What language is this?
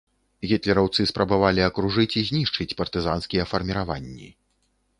Belarusian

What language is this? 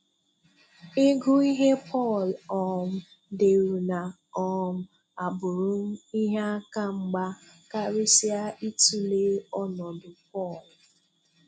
Igbo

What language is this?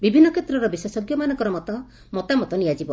Odia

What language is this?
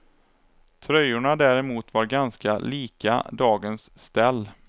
Swedish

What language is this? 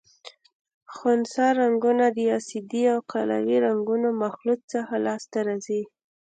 Pashto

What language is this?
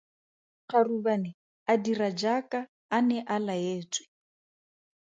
Tswana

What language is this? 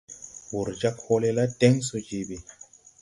Tupuri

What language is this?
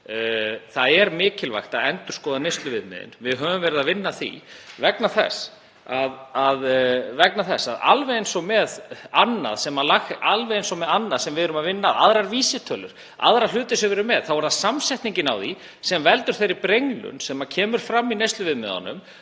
Icelandic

